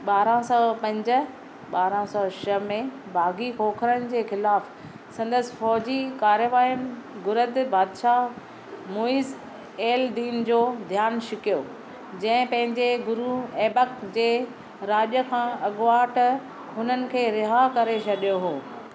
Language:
Sindhi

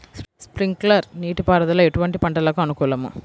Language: Telugu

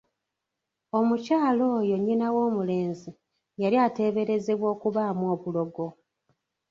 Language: Ganda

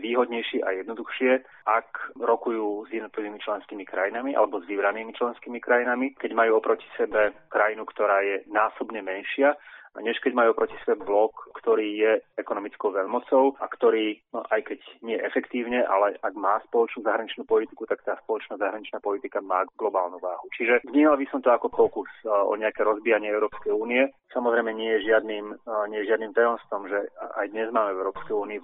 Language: Slovak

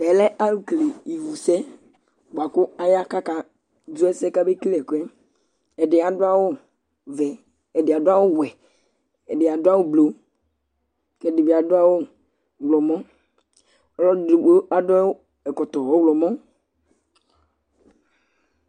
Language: Ikposo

